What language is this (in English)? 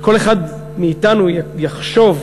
Hebrew